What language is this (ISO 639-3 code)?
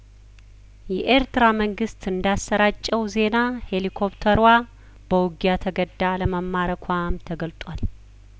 amh